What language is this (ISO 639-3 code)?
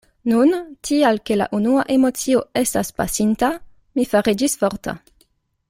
epo